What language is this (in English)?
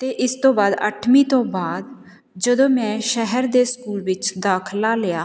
Punjabi